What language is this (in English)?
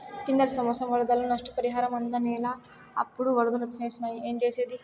Telugu